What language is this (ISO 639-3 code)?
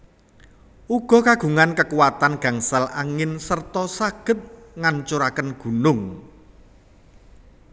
jav